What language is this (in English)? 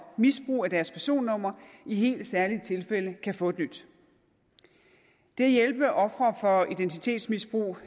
Danish